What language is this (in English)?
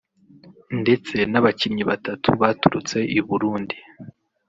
Kinyarwanda